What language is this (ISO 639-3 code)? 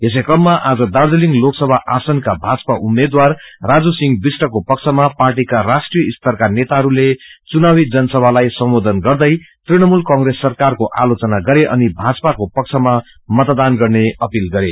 nep